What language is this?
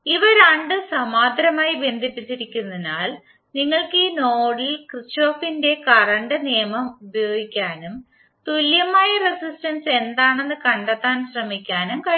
Malayalam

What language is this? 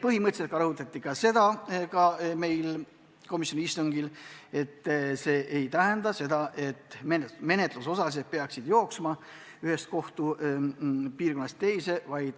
Estonian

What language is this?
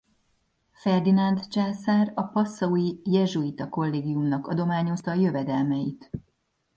Hungarian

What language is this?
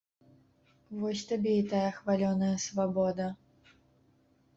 Belarusian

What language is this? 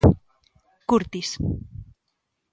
Galician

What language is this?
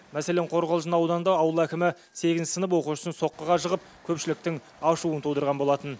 Kazakh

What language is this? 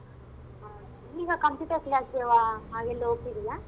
Kannada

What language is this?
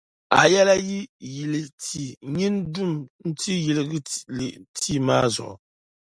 Dagbani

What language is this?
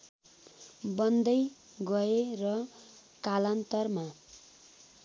Nepali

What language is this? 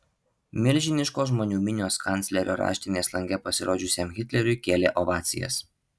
Lithuanian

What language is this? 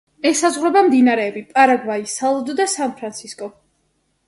Georgian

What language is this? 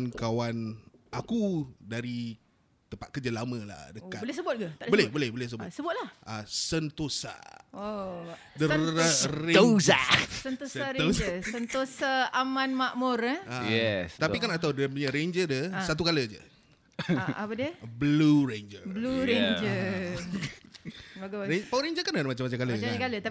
Malay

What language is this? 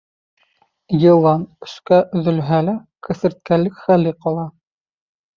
Bashkir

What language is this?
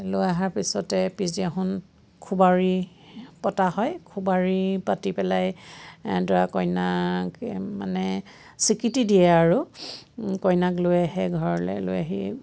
Assamese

